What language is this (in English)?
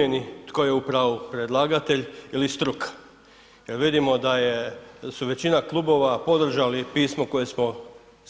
Croatian